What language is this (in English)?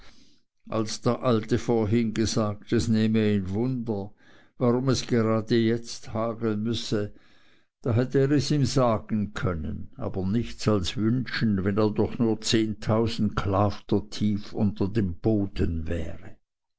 German